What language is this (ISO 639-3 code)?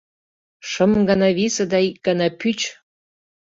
chm